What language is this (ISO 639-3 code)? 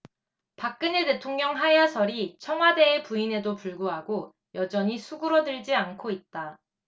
kor